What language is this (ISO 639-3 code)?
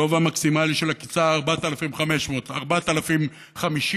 heb